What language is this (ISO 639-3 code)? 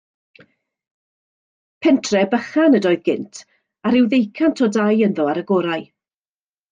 cym